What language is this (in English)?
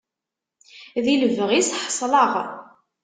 Kabyle